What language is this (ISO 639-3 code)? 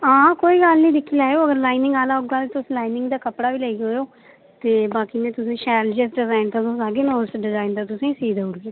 doi